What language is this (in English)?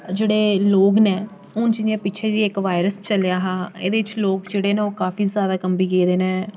Dogri